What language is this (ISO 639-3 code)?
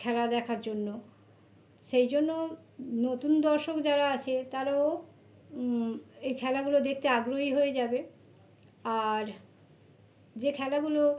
ben